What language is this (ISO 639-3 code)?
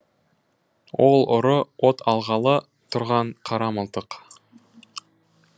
kaz